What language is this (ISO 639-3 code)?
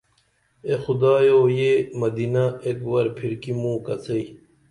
dml